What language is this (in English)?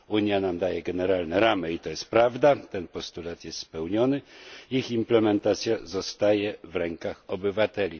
Polish